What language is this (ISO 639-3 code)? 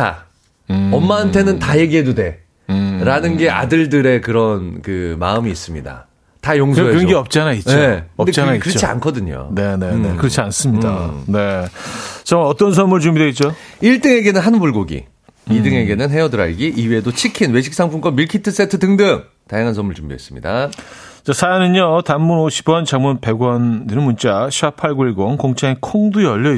kor